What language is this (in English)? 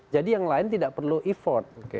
Indonesian